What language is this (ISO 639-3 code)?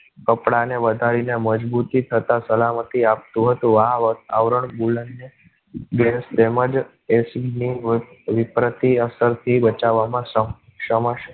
guj